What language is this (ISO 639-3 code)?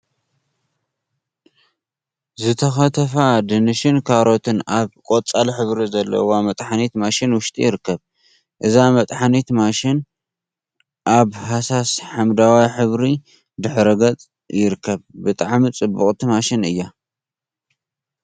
tir